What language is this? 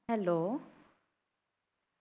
Punjabi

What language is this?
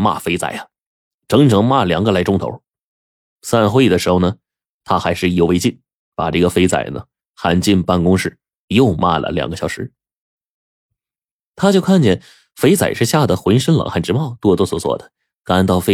Chinese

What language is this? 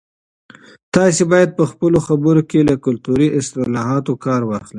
Pashto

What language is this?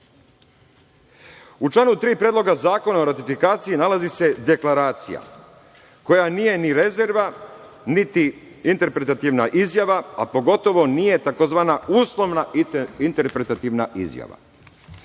Serbian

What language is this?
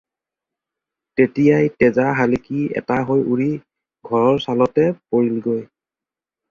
Assamese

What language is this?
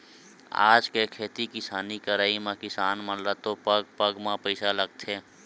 Chhattisgarhi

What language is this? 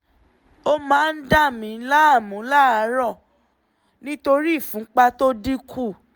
Yoruba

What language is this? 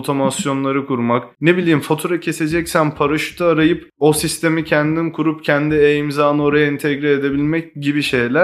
Turkish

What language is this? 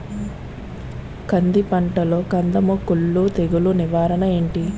Telugu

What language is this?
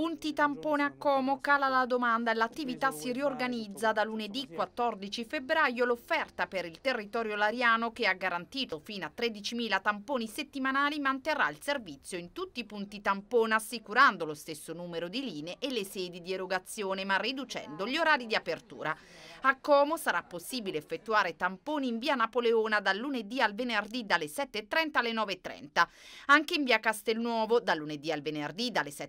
Italian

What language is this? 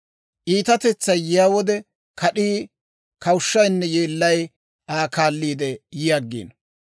Dawro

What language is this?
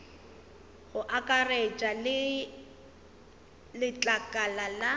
Northern Sotho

